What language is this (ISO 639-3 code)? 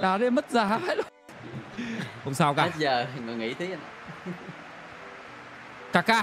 vie